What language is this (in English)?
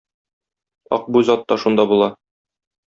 Tatar